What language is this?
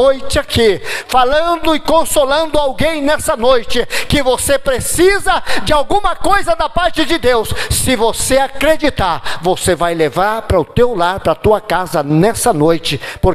Portuguese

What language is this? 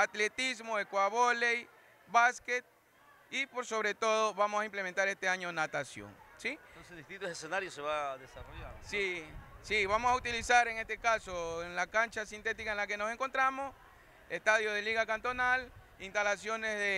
Spanish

